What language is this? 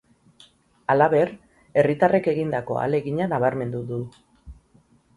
Basque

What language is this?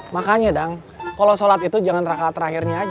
Indonesian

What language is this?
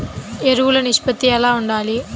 Telugu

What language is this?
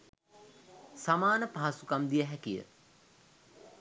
Sinhala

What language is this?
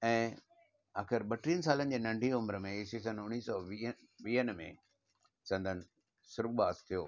Sindhi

